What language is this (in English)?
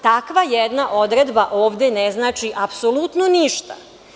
Serbian